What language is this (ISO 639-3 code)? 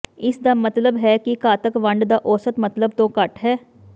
pan